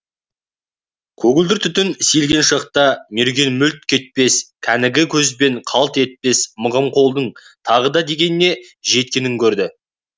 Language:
Kazakh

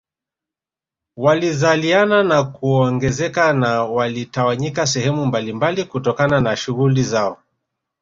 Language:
Swahili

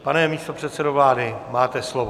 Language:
Czech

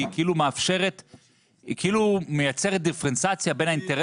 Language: Hebrew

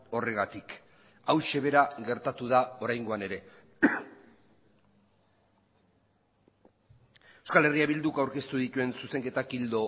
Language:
Basque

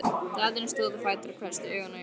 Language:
Icelandic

